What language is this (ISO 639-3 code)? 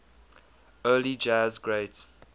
eng